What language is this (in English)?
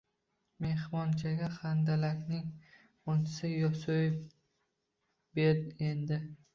Uzbek